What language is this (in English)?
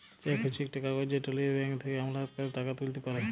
Bangla